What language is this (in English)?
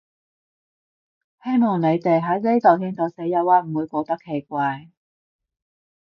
Cantonese